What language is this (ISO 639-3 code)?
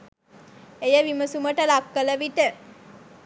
sin